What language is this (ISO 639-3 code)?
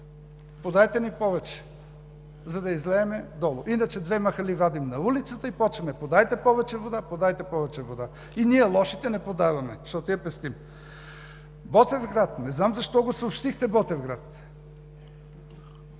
bul